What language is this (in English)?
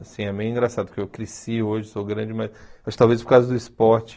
Portuguese